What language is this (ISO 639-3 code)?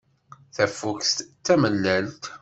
kab